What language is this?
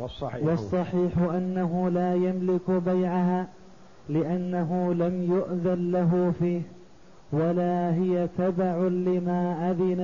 Arabic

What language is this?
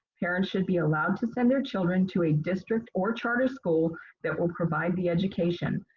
English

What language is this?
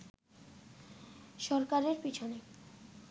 Bangla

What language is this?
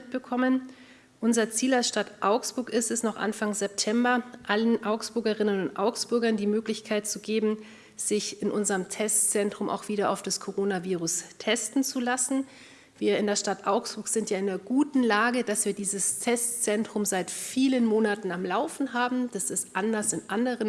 German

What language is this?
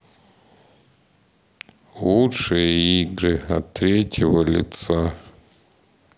Russian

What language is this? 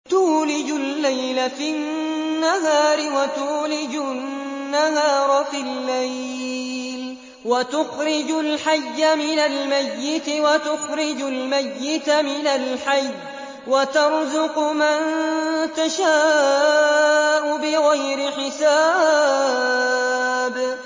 Arabic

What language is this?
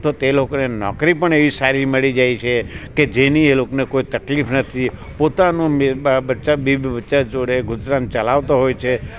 Gujarati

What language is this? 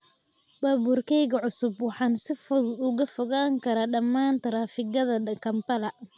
Somali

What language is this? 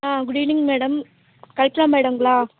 Tamil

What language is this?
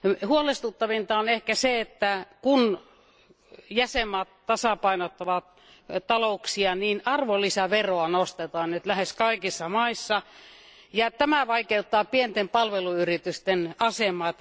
Finnish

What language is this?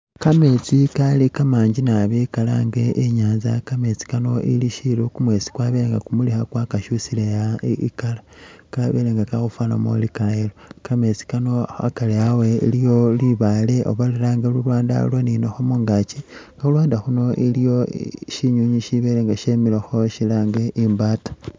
Masaaba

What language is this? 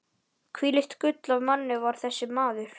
Icelandic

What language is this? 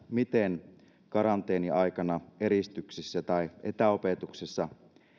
Finnish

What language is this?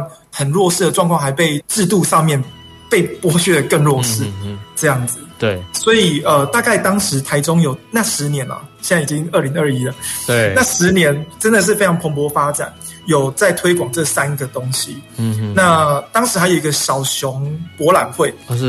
Chinese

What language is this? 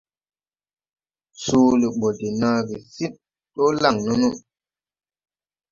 Tupuri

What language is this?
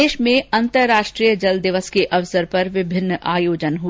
Hindi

